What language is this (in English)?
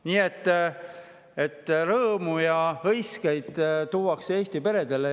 Estonian